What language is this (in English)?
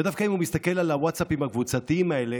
Hebrew